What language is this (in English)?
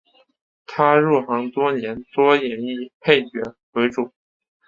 Chinese